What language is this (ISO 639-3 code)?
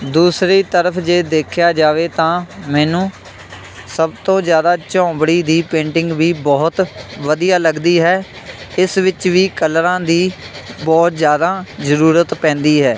pan